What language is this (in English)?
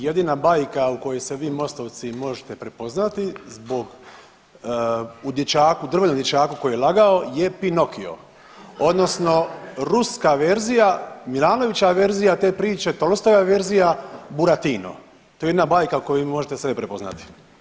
Croatian